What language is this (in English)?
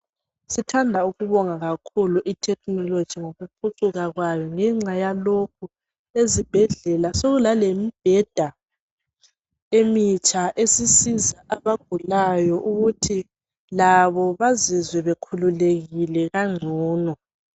North Ndebele